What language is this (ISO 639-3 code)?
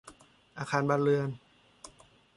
tha